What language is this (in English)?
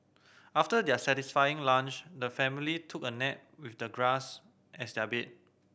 English